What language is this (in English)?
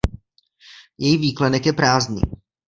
Czech